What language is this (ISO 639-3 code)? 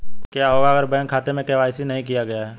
hin